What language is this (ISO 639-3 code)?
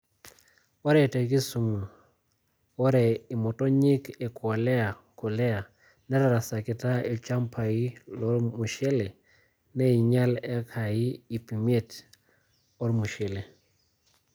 mas